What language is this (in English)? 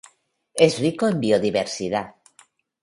Spanish